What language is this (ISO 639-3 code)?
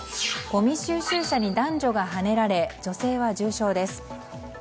jpn